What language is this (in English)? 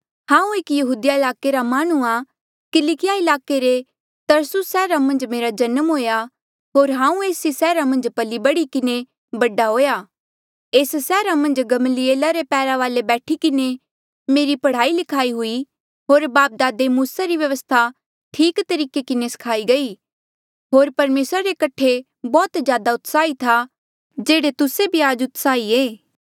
Mandeali